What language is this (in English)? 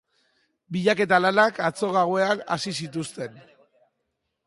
Basque